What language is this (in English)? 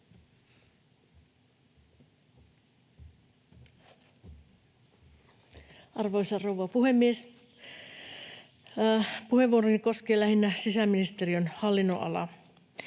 Finnish